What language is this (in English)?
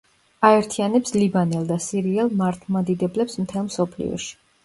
Georgian